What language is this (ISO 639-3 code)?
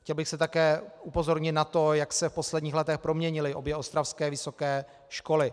ces